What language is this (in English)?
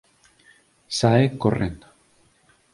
Galician